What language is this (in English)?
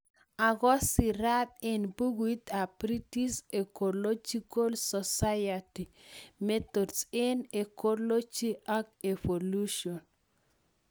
Kalenjin